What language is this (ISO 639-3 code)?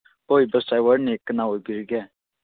mni